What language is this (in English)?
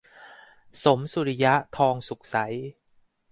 Thai